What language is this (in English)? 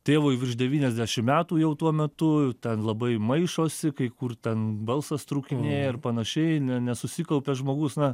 Lithuanian